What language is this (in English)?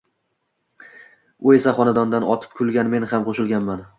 Uzbek